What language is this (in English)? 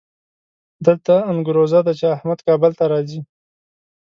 Pashto